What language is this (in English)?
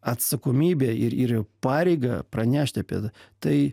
Lithuanian